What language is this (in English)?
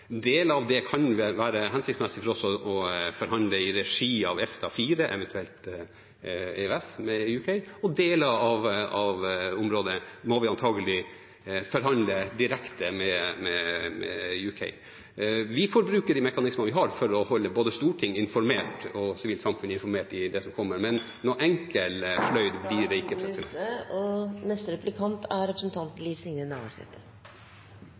Norwegian Bokmål